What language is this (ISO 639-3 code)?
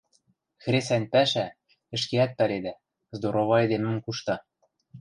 mrj